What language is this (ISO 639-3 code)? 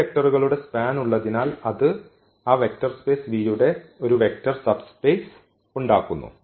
mal